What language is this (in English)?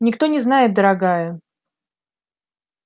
Russian